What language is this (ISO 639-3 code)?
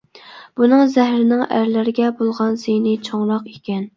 uig